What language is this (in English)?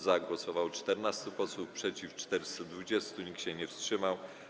Polish